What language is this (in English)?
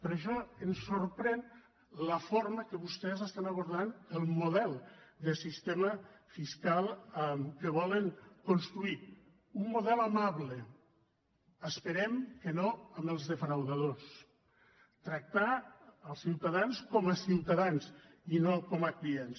Catalan